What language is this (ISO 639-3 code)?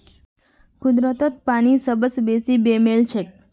mag